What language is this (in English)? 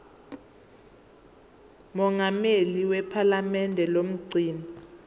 Zulu